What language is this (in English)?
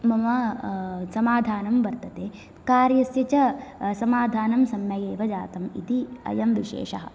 Sanskrit